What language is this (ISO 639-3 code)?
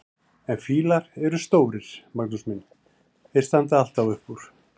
isl